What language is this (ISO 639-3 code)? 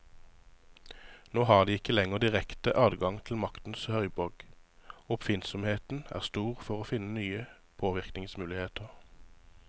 nor